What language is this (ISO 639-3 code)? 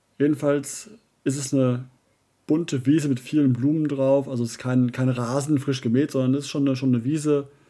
deu